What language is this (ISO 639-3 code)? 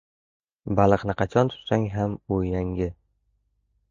uzb